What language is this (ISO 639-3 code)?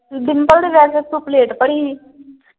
pan